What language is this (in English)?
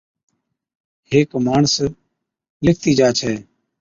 Od